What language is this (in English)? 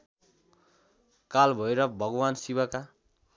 Nepali